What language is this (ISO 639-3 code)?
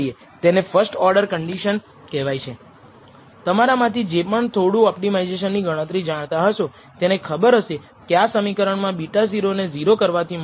guj